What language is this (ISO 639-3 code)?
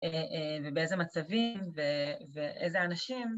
heb